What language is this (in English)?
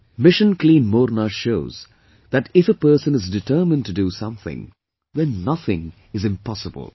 English